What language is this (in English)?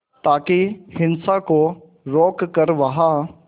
Hindi